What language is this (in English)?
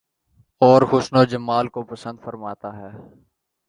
Urdu